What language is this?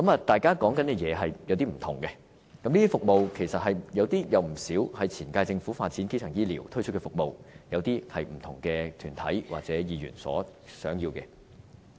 Cantonese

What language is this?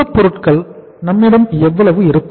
Tamil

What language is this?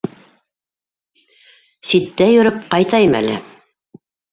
Bashkir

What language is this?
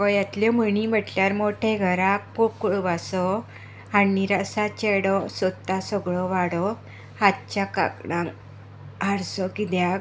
Konkani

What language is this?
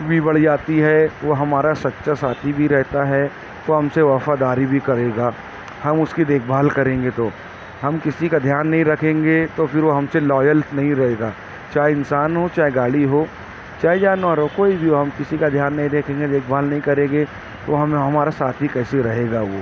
Urdu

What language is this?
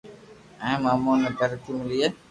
Loarki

